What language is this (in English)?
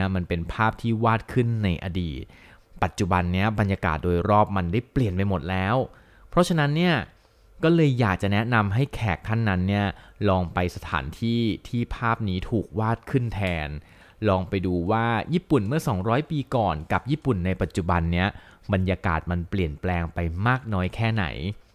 Thai